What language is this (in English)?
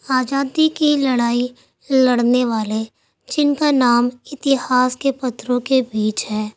Urdu